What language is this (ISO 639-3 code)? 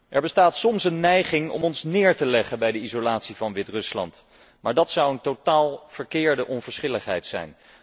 nld